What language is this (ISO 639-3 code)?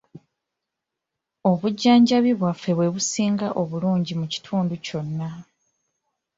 lug